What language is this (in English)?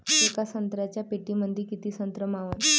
Marathi